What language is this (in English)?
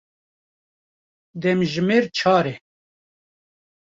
Kurdish